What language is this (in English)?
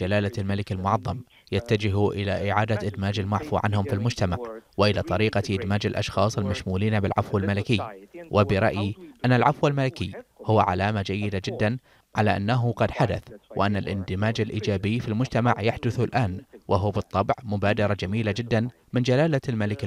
Arabic